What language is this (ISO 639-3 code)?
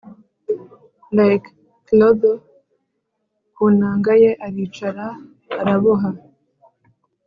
kin